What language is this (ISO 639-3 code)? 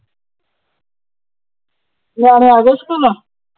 pan